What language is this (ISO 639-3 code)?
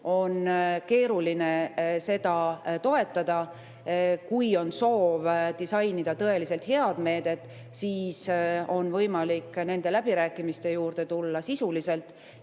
est